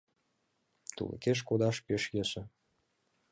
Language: Mari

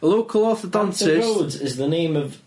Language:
Welsh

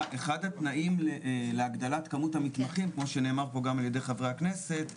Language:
Hebrew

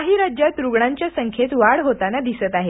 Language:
Marathi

